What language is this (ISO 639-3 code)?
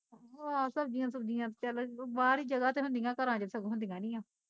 pan